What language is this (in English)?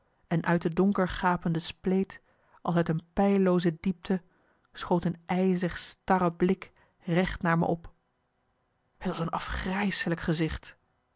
Dutch